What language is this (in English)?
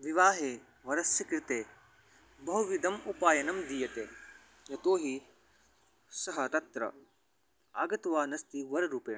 Sanskrit